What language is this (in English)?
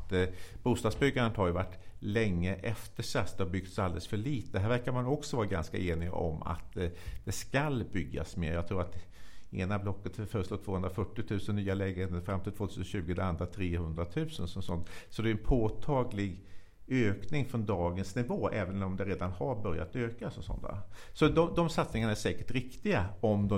Swedish